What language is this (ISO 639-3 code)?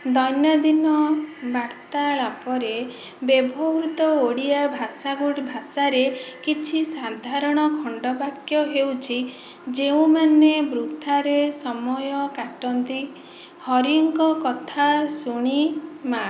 ori